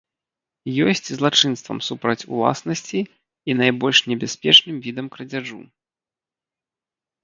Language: Belarusian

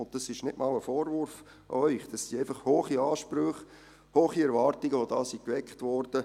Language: Swiss German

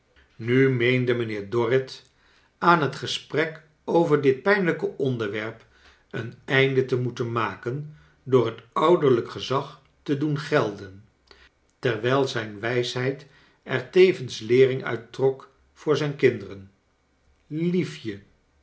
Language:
Dutch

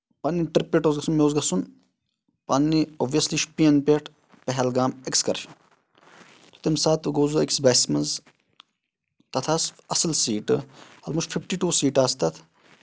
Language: Kashmiri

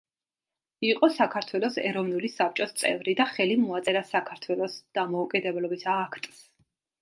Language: Georgian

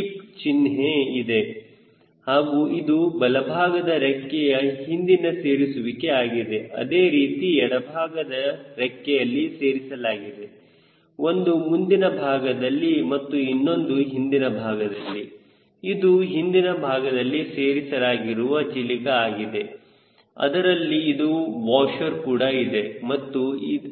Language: Kannada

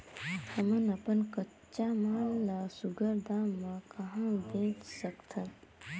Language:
Chhattisgarhi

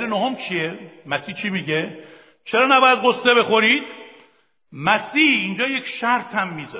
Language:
Persian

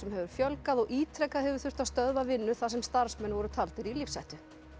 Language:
Icelandic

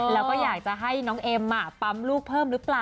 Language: Thai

